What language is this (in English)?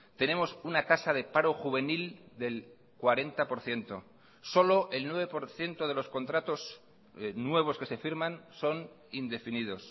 Spanish